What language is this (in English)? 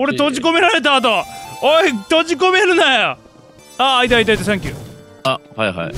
Japanese